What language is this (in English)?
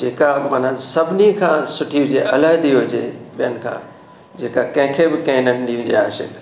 Sindhi